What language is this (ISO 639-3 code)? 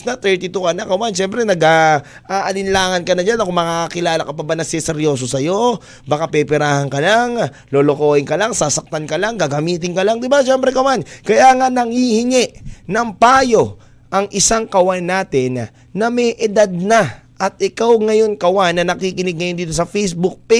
fil